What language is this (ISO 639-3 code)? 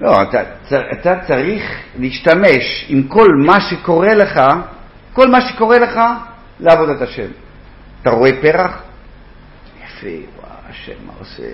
heb